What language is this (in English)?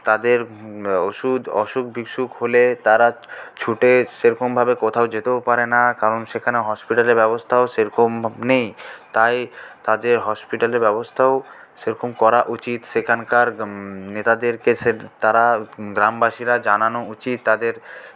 Bangla